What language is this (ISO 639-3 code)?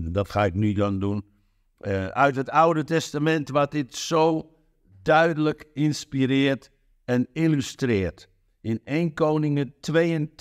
nld